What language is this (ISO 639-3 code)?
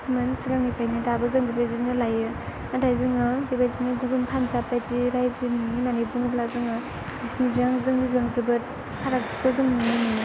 brx